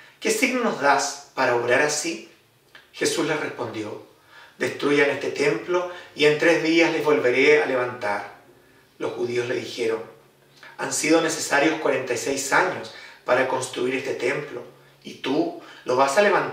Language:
Spanish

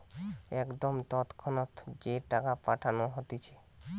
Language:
Bangla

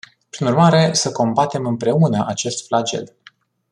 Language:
Romanian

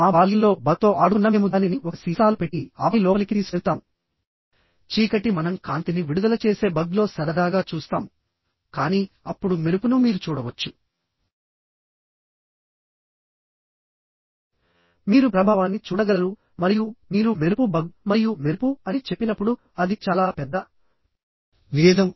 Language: Telugu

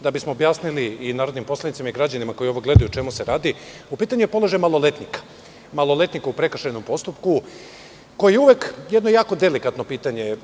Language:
Serbian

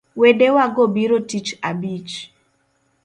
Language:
Luo (Kenya and Tanzania)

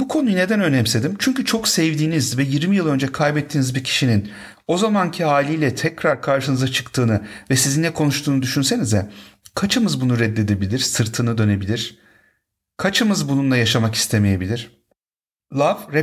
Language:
Turkish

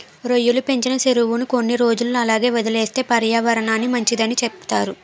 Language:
Telugu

